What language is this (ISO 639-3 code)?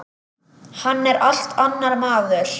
isl